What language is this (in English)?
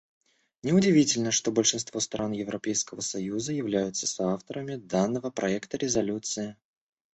Russian